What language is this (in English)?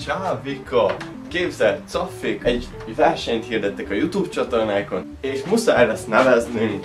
Hungarian